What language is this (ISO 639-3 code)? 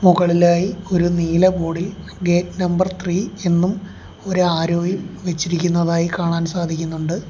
mal